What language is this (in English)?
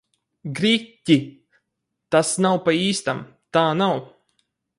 Latvian